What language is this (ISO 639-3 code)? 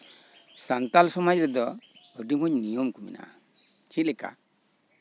sat